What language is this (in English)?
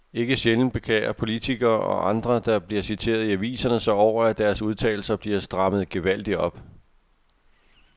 Danish